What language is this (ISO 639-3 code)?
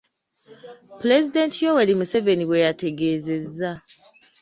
lug